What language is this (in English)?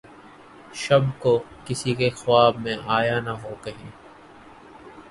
Urdu